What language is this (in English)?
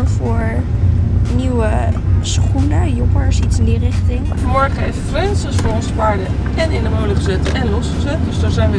Dutch